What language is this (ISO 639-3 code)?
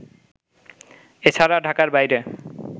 ben